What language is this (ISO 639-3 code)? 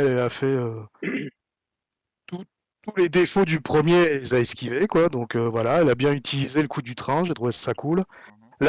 fra